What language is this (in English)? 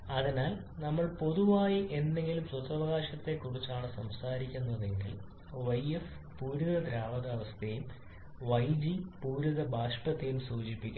Malayalam